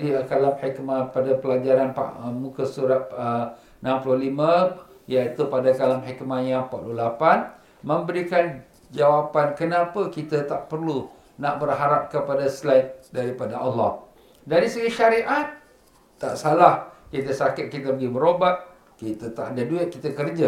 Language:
Malay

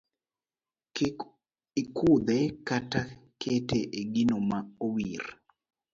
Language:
Luo (Kenya and Tanzania)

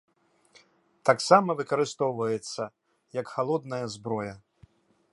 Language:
Belarusian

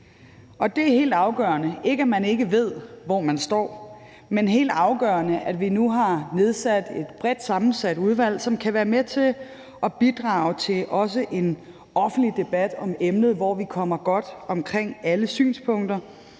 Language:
Danish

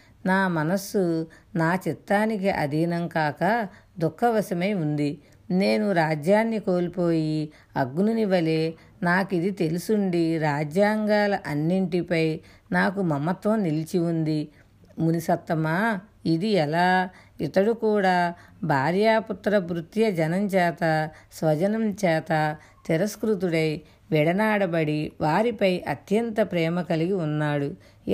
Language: Telugu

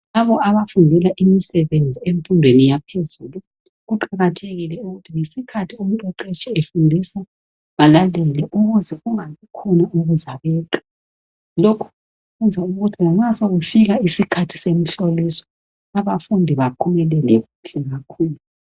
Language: North Ndebele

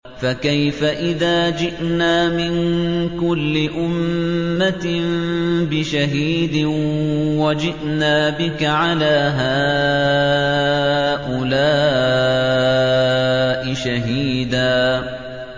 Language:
Arabic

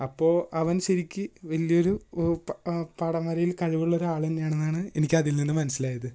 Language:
Malayalam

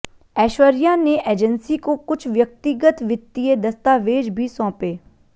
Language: Hindi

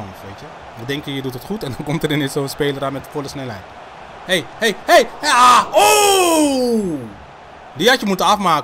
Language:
Dutch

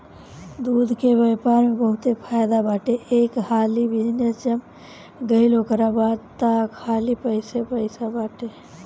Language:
Bhojpuri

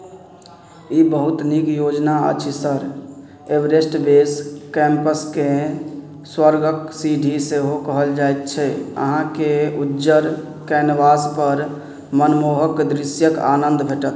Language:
Maithili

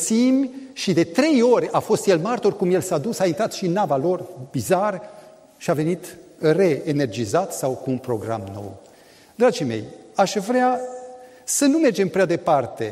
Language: Romanian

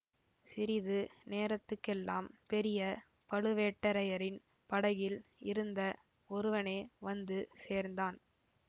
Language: Tamil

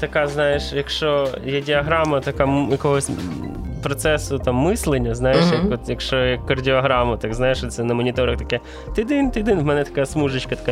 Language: Ukrainian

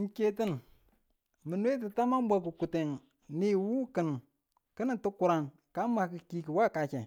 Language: Tula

